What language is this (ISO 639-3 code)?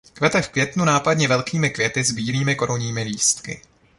ces